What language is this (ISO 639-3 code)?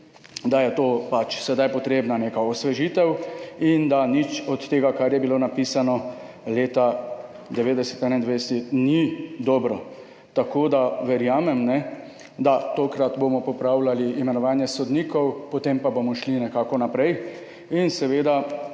slv